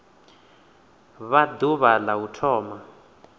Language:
Venda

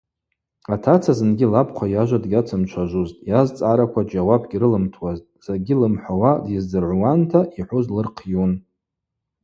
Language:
Abaza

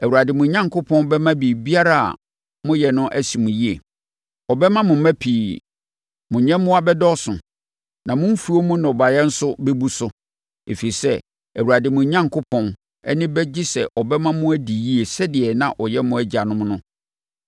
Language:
Akan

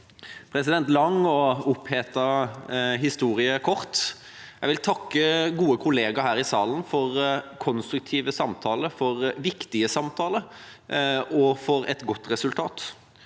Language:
Norwegian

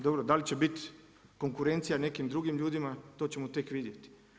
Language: Croatian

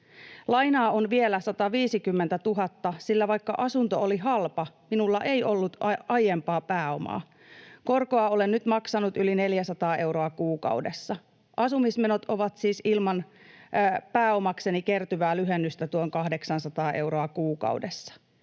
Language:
Finnish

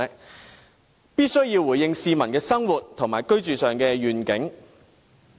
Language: Cantonese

